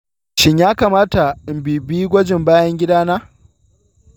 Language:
Hausa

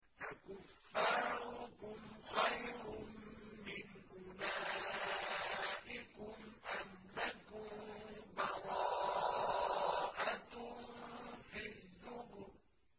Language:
Arabic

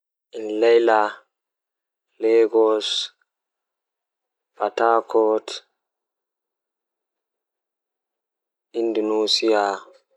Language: Fula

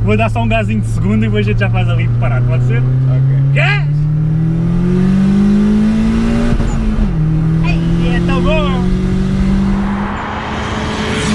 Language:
Portuguese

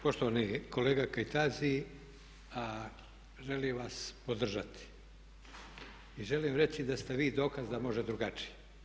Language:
Croatian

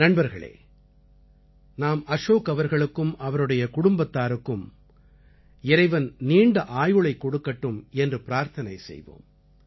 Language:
Tamil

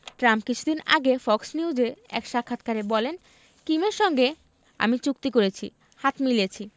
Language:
Bangla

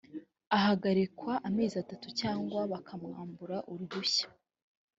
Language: Kinyarwanda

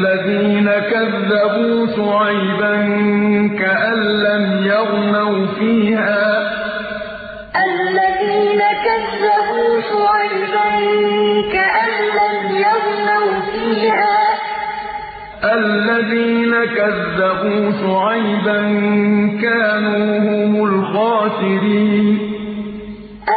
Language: Arabic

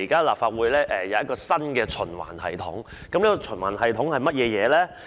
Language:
Cantonese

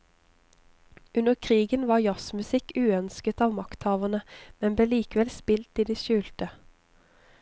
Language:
Norwegian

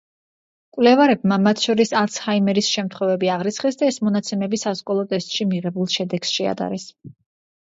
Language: Georgian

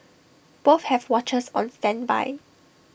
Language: English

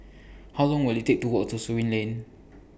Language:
English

